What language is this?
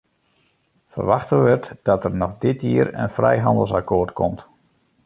Western Frisian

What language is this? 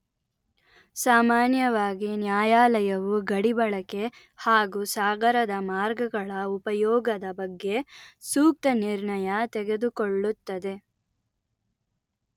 Kannada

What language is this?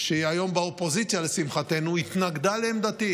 Hebrew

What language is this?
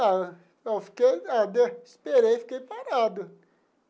Portuguese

